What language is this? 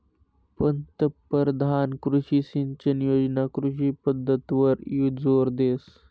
Marathi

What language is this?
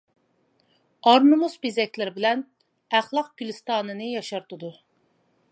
Uyghur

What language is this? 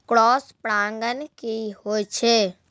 Maithili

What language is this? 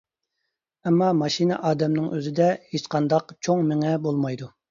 Uyghur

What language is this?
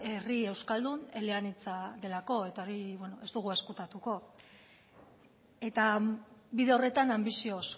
Basque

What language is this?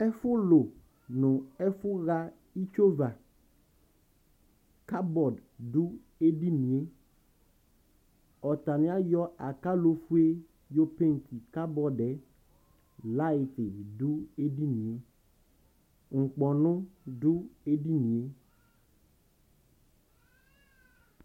Ikposo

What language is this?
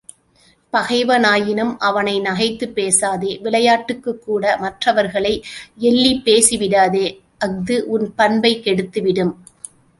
Tamil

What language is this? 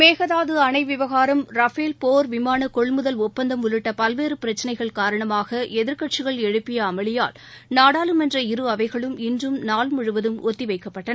Tamil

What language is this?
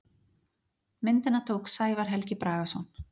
Icelandic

